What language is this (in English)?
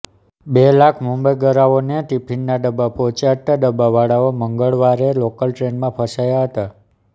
Gujarati